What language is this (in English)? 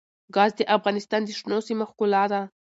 Pashto